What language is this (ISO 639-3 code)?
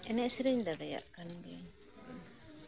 sat